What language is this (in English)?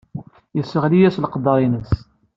Kabyle